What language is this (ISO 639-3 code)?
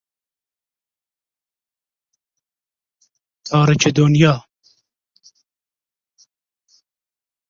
fas